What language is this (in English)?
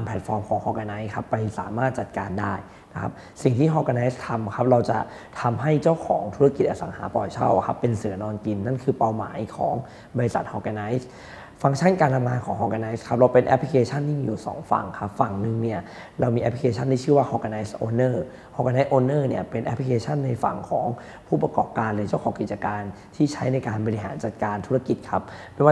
Thai